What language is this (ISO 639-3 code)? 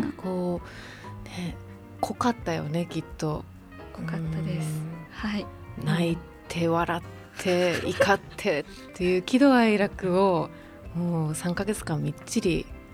jpn